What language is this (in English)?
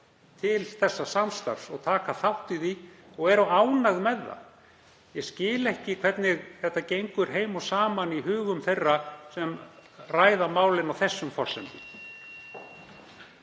Icelandic